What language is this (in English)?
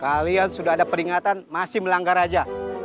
Indonesian